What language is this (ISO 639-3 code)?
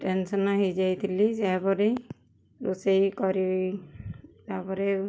ori